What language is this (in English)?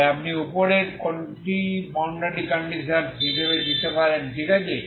Bangla